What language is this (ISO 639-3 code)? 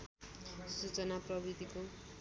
nep